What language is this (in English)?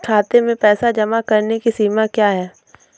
Hindi